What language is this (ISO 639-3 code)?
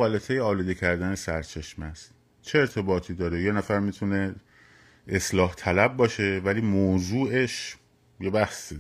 fas